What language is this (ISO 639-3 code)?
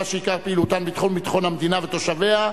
heb